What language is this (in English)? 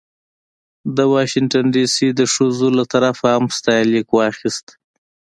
Pashto